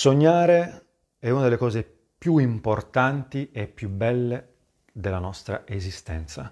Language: Italian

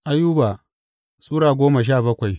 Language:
Hausa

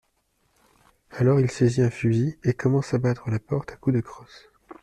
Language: French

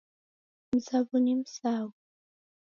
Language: Taita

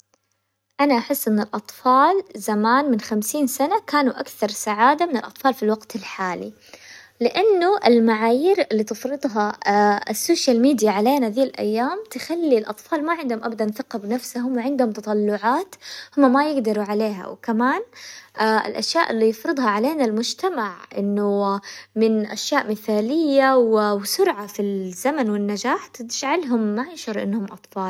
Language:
Hijazi Arabic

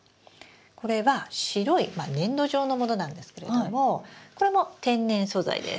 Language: Japanese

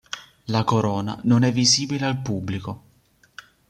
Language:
Italian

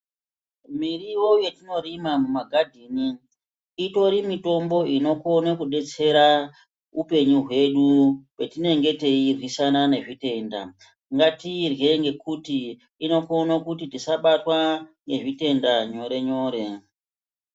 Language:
Ndau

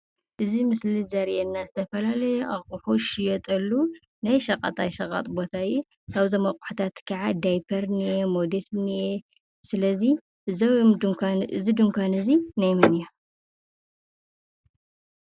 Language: Tigrinya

